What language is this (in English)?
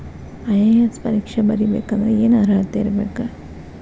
Kannada